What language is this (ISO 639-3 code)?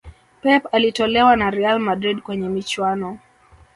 swa